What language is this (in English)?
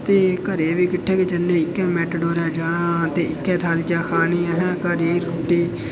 Dogri